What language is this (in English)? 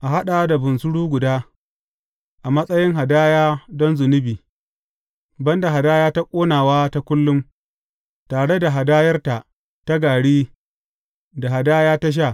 Hausa